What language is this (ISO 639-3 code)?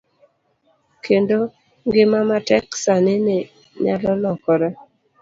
luo